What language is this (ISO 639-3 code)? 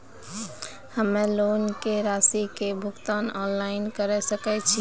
mai